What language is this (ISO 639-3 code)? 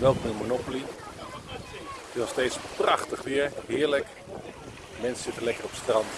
nld